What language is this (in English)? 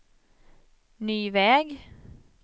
Swedish